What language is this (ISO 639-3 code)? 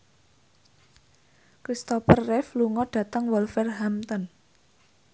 jav